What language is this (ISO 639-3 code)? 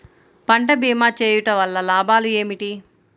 tel